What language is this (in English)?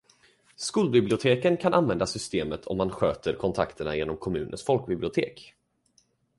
Swedish